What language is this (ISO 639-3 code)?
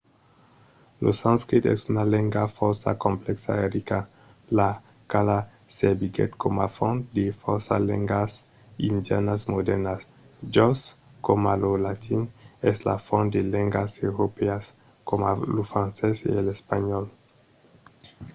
oci